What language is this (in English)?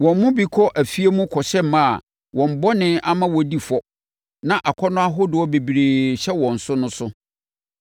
Akan